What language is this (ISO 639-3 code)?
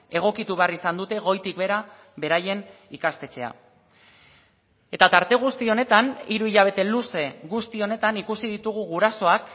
eus